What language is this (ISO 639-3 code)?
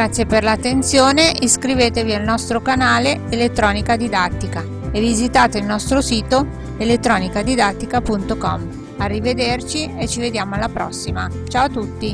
ita